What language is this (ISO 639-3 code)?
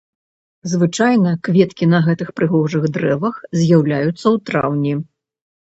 bel